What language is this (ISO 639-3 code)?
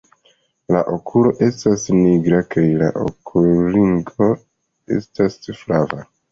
epo